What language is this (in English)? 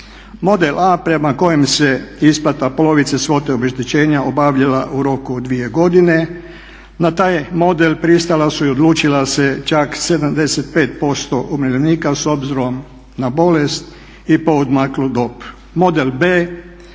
Croatian